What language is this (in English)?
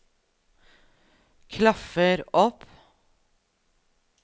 Norwegian